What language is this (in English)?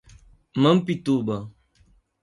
Portuguese